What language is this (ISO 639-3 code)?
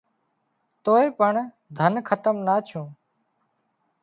kxp